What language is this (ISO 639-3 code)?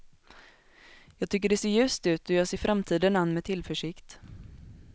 swe